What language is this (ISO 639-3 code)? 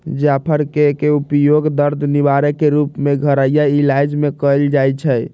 mag